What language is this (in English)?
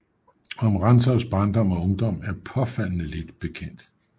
Danish